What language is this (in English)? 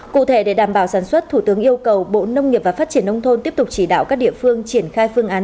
Vietnamese